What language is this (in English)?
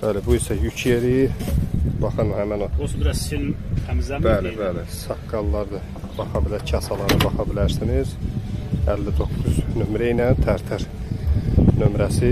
Turkish